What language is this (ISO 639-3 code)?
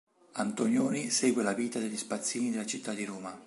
ita